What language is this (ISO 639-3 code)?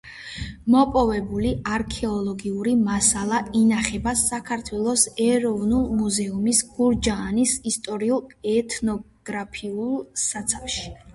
kat